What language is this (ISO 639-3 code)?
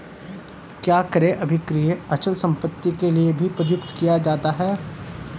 hin